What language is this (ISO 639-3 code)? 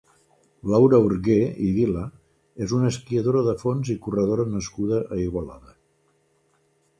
cat